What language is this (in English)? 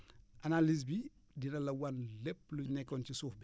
Wolof